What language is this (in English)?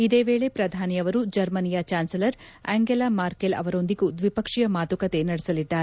Kannada